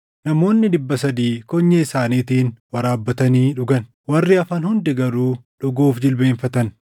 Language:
Oromo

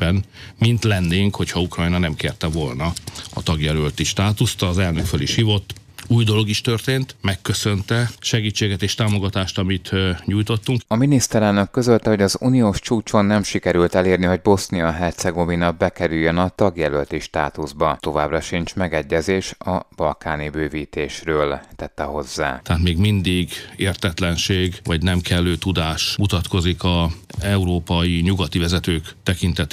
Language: Hungarian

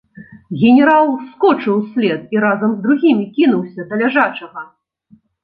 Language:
Belarusian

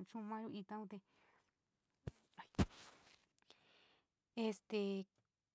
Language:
San Miguel El Grande Mixtec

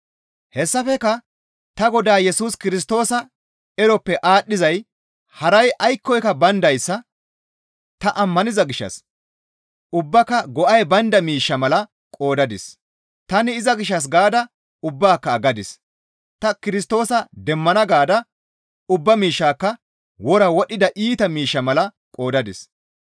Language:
Gamo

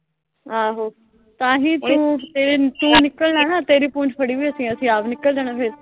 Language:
Punjabi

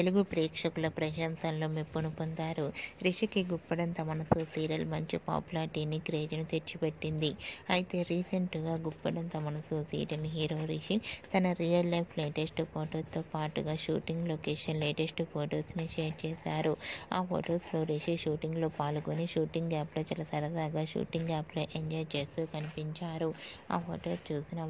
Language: Telugu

